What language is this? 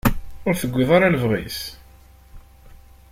Kabyle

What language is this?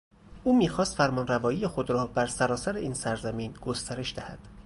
Persian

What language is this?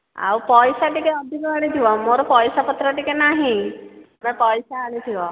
Odia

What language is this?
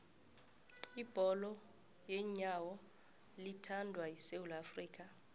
South Ndebele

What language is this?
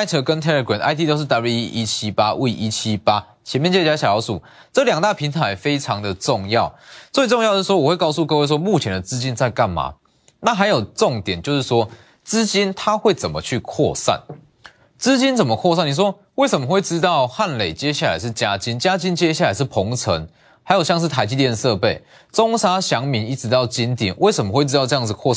Chinese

